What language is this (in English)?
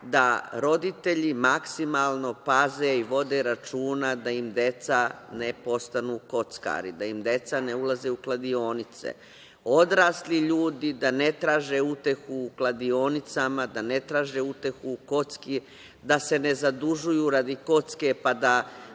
Serbian